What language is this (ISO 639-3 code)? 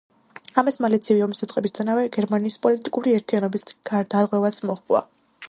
kat